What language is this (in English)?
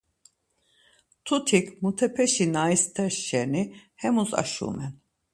Laz